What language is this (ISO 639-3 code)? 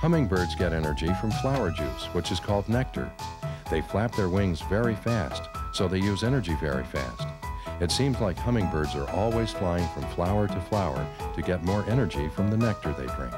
eng